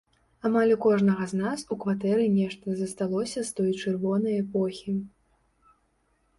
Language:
Belarusian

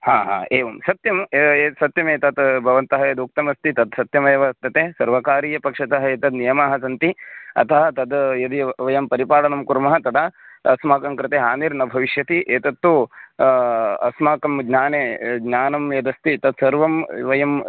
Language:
Sanskrit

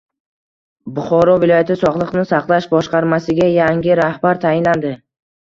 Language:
Uzbek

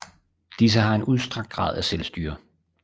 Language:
Danish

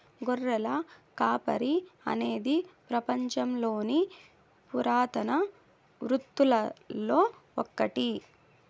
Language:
Telugu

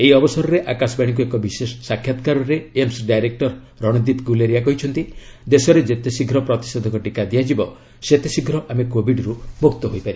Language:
Odia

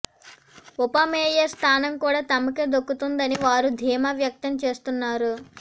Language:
Telugu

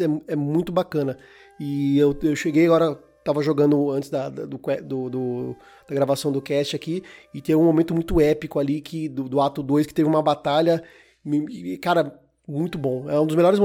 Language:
Portuguese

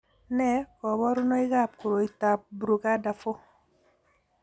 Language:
Kalenjin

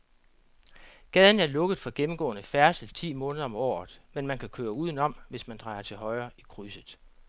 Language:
Danish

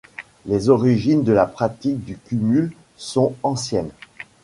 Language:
French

